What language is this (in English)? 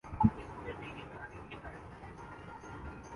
Urdu